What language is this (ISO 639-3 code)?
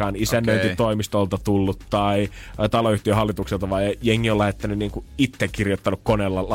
fin